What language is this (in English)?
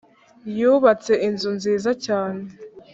Kinyarwanda